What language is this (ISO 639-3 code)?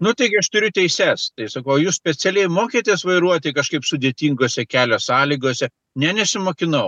lit